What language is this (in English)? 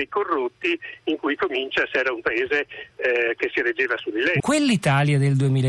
Italian